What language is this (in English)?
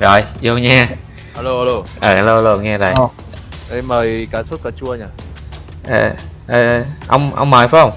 Vietnamese